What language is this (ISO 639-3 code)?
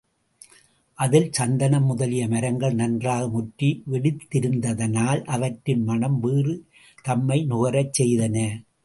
tam